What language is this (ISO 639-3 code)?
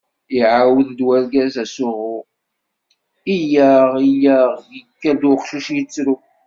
kab